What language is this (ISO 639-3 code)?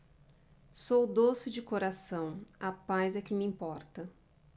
por